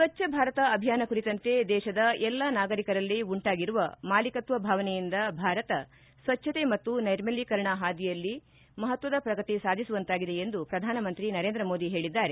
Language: Kannada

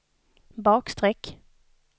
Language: Swedish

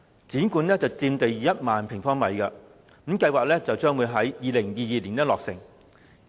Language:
Cantonese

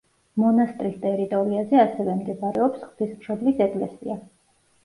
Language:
Georgian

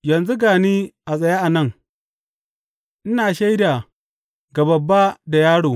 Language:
Hausa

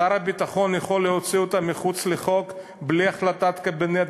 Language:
Hebrew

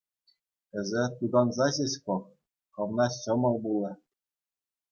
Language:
Chuvash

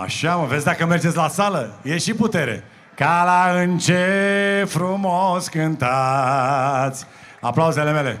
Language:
Romanian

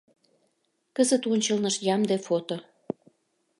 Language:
Mari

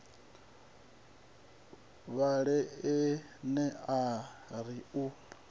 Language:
Venda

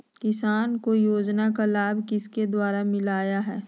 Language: Magahi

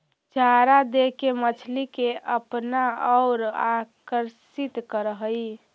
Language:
Magahi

